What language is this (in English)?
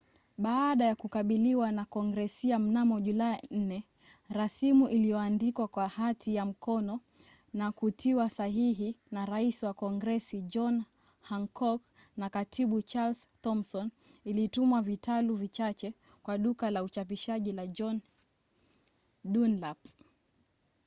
Swahili